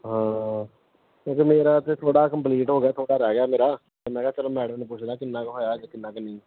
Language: Punjabi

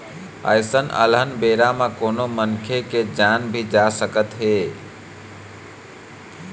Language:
Chhattisgarhi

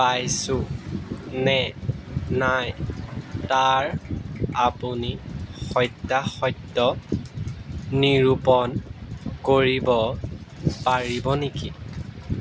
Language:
Assamese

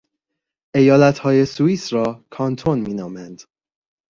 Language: Persian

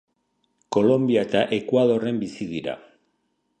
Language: Basque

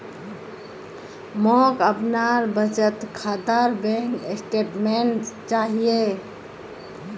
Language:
Magahi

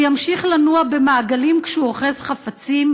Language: Hebrew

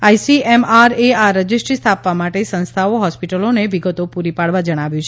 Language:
Gujarati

